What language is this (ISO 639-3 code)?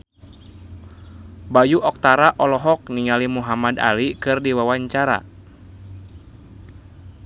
sun